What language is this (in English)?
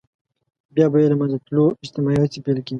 Pashto